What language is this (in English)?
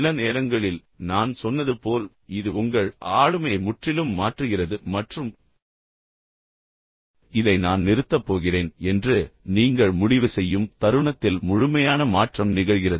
Tamil